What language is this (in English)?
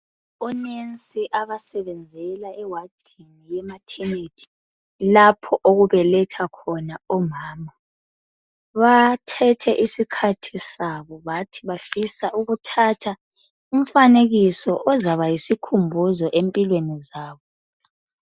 North Ndebele